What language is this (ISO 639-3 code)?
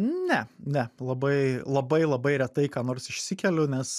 lit